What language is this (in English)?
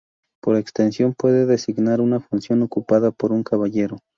Spanish